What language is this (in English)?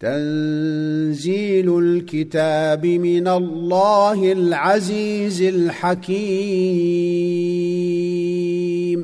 Arabic